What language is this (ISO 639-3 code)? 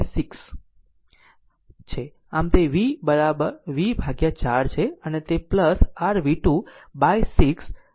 guj